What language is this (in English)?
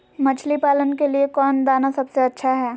Magahi